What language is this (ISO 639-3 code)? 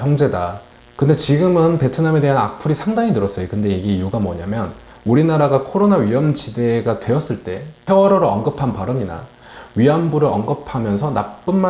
kor